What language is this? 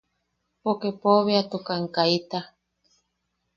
Yaqui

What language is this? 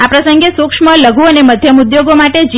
Gujarati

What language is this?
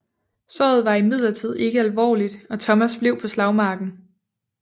Danish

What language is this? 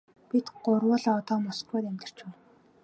Mongolian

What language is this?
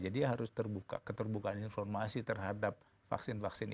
Indonesian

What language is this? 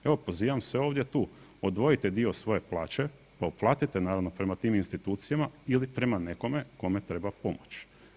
Croatian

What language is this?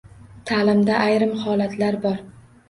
Uzbek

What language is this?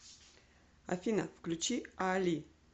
Russian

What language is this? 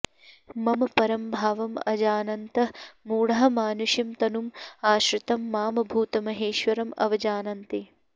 Sanskrit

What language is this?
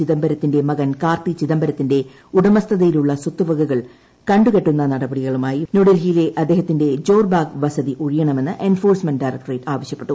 Malayalam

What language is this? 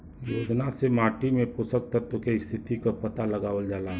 Bhojpuri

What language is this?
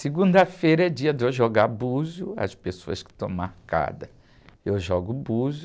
Portuguese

